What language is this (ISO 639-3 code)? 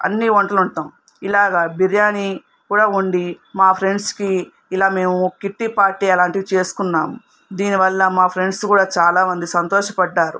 tel